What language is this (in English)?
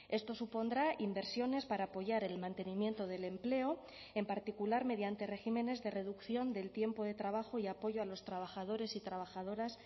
Spanish